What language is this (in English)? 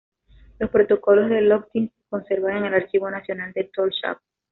Spanish